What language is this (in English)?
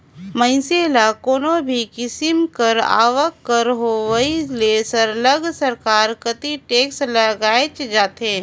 Chhattisgarhi